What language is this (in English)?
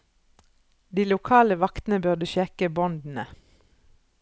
Norwegian